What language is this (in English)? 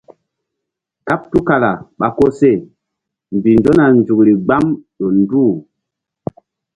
Mbum